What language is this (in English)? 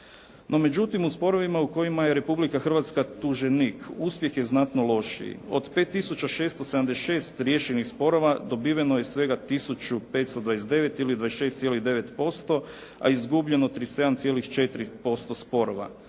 Croatian